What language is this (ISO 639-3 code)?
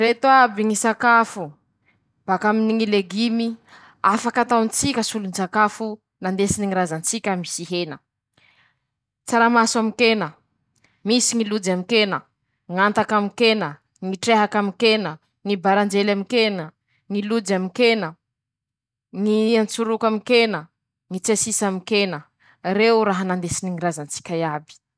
msh